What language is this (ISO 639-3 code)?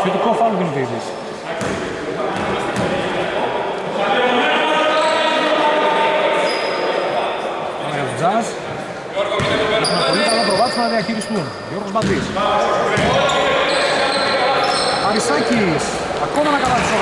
ell